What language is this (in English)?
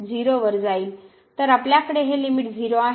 Marathi